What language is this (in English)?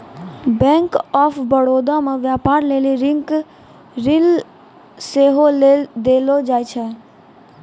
Maithili